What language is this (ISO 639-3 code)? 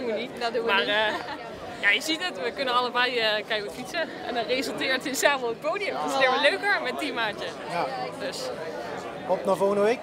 nld